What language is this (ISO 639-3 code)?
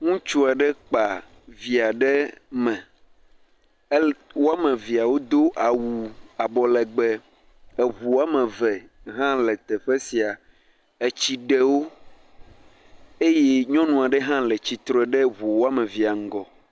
ewe